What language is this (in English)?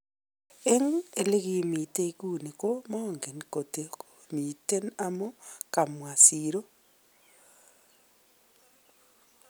Kalenjin